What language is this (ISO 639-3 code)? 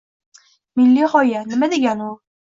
uzb